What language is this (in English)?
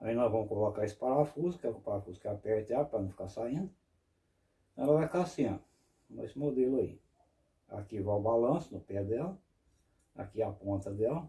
Portuguese